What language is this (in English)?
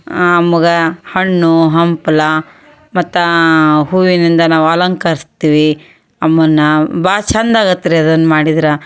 Kannada